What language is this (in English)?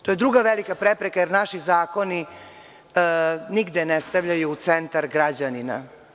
Serbian